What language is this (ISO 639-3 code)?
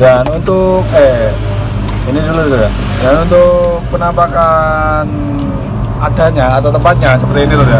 ind